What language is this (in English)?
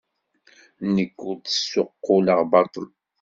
Kabyle